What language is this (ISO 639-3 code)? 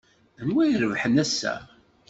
kab